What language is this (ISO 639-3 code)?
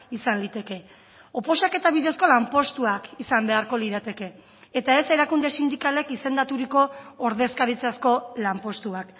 eus